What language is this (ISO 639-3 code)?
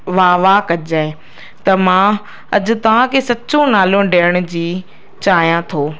snd